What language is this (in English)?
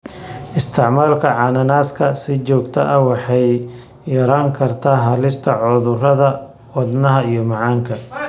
Somali